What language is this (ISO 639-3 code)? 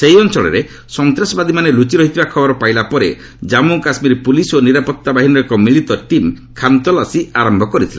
ori